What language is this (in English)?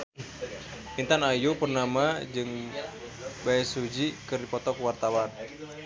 Sundanese